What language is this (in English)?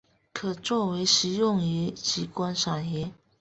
Chinese